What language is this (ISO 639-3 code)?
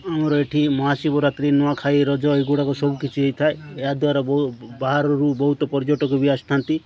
ori